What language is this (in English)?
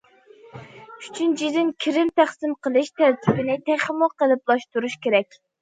Uyghur